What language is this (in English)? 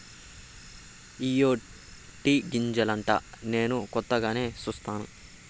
Telugu